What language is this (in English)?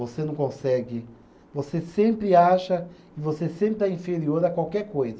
Portuguese